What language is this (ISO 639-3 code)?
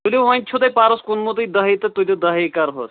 kas